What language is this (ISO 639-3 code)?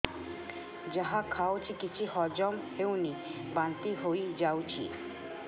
ori